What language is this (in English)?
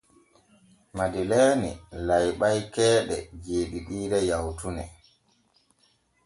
Borgu Fulfulde